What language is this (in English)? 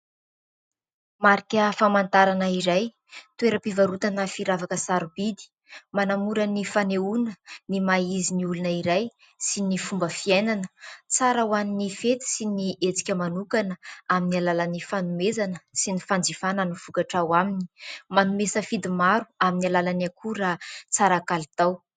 Malagasy